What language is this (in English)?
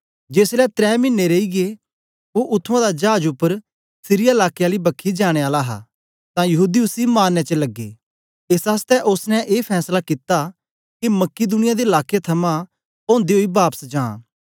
Dogri